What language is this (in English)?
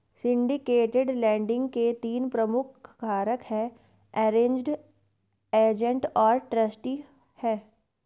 Hindi